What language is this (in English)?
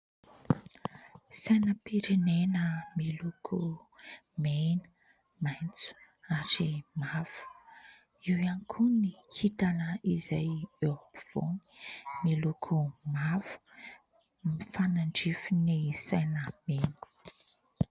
Malagasy